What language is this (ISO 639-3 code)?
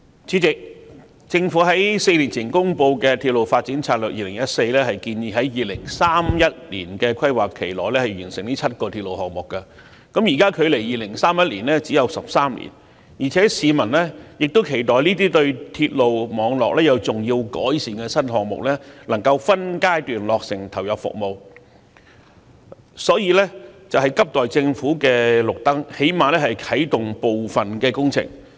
yue